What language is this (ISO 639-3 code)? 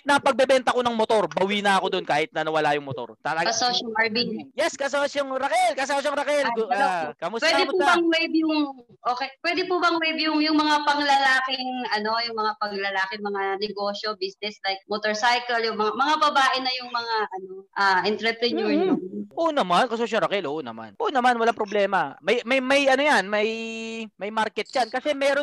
fil